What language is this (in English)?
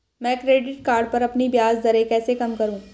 Hindi